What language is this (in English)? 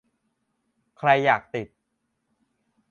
Thai